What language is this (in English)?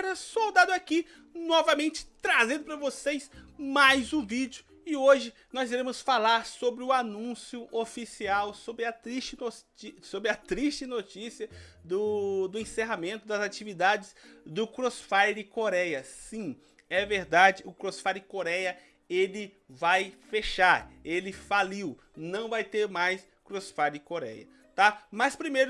Portuguese